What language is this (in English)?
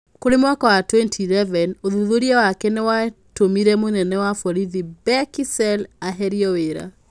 Kikuyu